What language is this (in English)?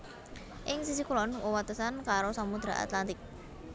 Javanese